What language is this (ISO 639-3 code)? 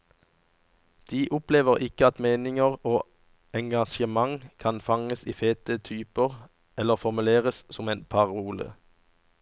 nor